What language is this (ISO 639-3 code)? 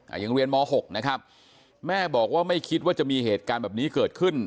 tha